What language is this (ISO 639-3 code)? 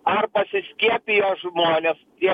lit